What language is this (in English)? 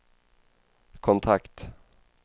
Swedish